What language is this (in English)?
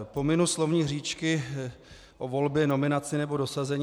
Czech